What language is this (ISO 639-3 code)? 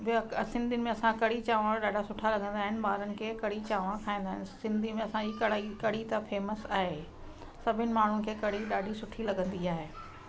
snd